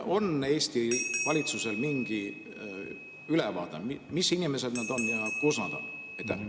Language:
Estonian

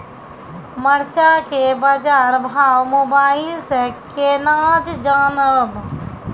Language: Maithili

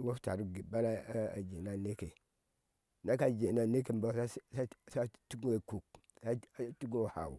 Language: Ashe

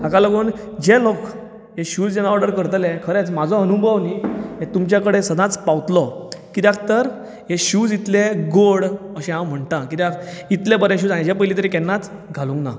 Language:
Konkani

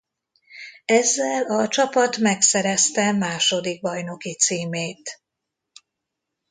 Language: Hungarian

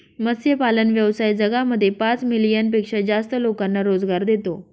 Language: Marathi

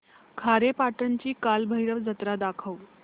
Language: Marathi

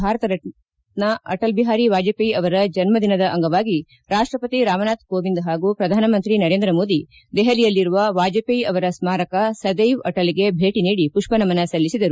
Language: Kannada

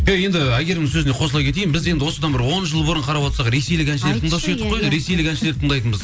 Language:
Kazakh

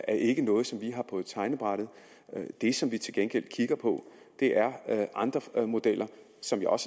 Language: Danish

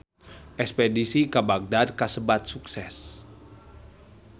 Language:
Sundanese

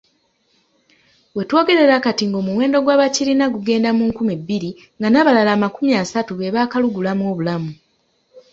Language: Ganda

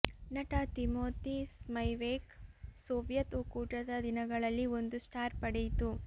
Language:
Kannada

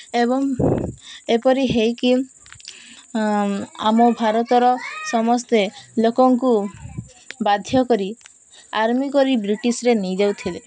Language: Odia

